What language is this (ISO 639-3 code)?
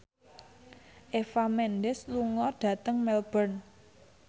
jav